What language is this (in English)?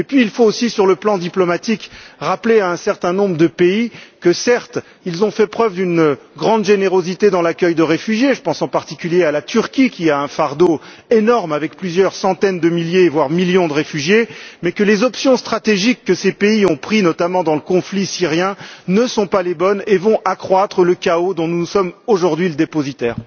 French